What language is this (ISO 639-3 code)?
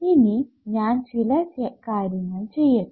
mal